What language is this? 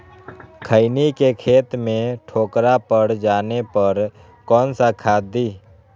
Magahi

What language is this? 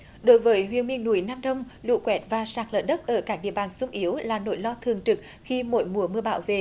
Vietnamese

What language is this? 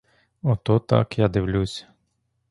Ukrainian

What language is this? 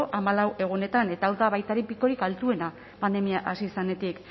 Basque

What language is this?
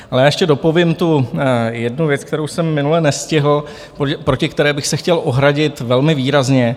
Czech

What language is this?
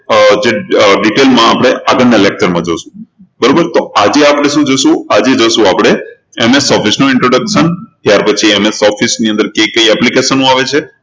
Gujarati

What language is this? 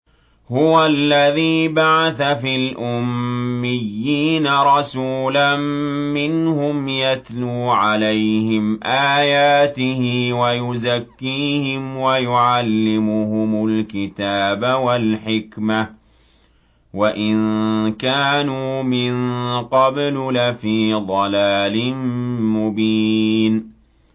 Arabic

